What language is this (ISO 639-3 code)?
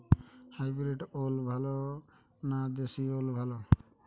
ben